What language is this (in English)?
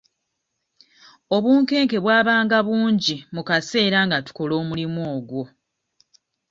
Ganda